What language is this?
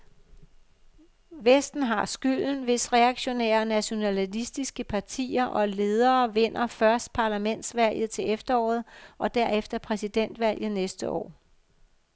Danish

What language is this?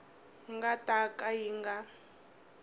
Tsonga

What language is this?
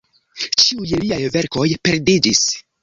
Esperanto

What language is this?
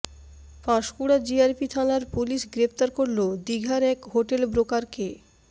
Bangla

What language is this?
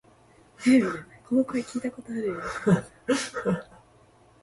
Japanese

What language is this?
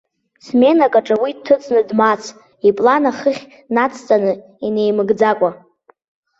Abkhazian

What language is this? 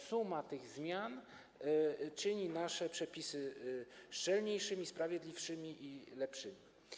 Polish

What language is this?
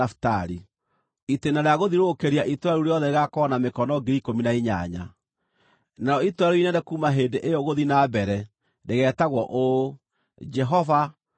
Kikuyu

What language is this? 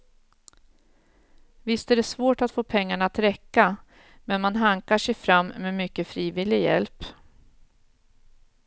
Swedish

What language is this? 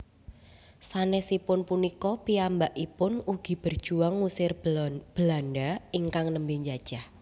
Javanese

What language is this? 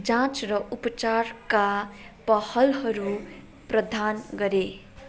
Nepali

